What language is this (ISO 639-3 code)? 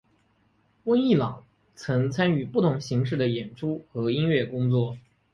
zho